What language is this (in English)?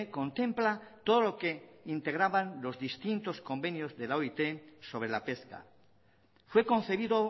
Spanish